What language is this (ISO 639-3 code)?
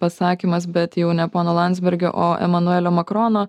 lit